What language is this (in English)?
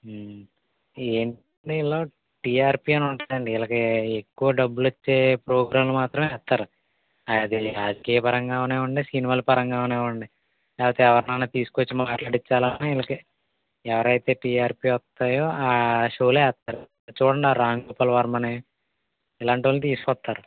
Telugu